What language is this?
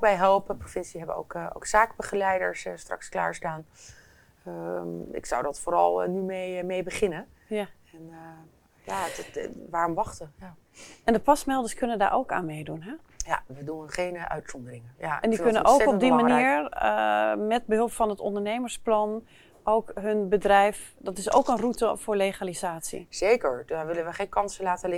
Dutch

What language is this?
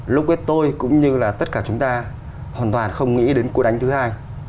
Vietnamese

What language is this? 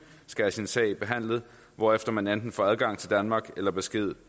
Danish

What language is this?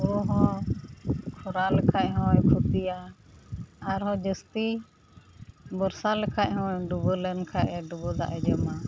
Santali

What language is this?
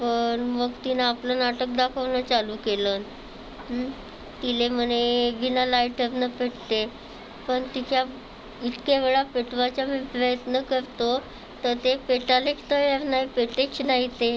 Marathi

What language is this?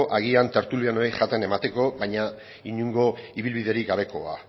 Basque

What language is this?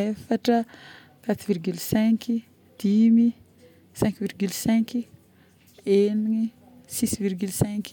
Northern Betsimisaraka Malagasy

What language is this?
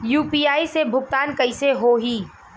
Bhojpuri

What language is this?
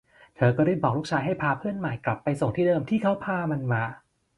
Thai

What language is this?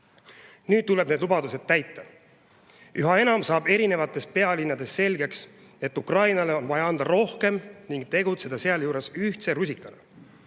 Estonian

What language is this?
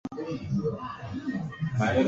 Swahili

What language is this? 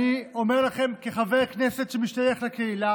Hebrew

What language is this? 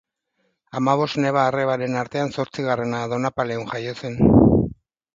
Basque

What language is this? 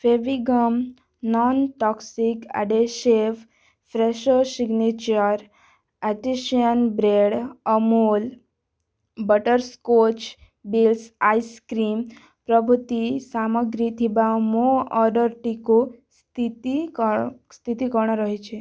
Odia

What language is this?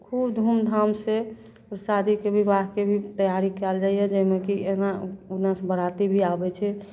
Maithili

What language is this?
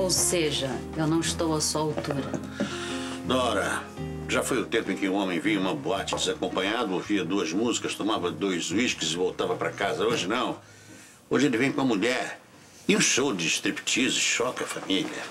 Portuguese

